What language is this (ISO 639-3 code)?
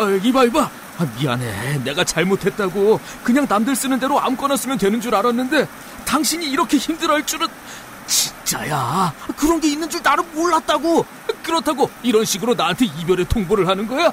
kor